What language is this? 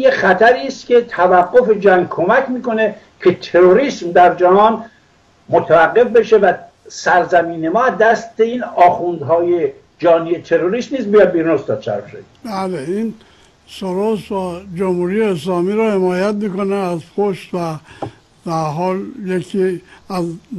Persian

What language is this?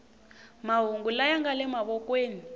Tsonga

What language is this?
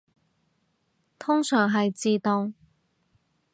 Cantonese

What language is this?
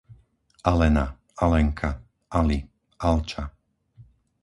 Slovak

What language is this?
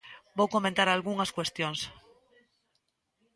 Galician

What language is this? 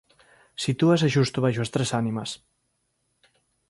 Galician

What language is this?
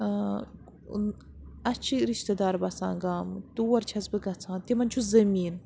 Kashmiri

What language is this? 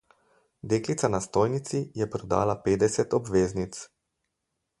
Slovenian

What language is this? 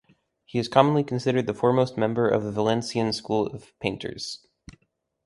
English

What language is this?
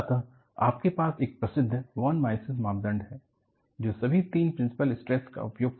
Hindi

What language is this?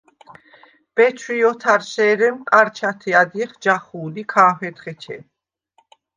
Svan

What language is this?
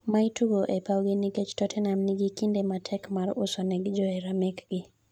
Luo (Kenya and Tanzania)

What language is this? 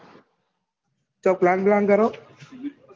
Gujarati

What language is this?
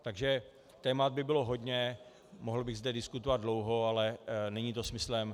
Czech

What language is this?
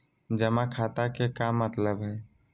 Magahi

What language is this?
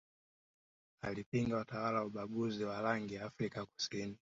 Swahili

